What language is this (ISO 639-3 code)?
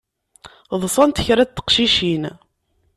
kab